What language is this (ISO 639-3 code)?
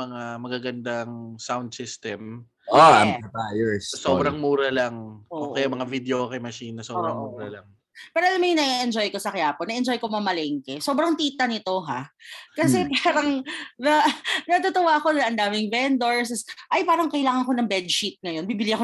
fil